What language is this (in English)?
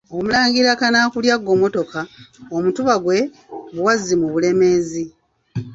Ganda